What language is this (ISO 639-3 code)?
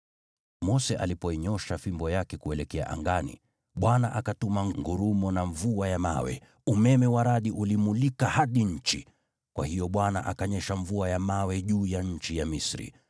swa